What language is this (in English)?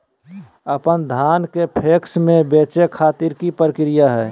Magahi